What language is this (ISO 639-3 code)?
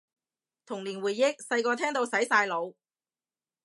yue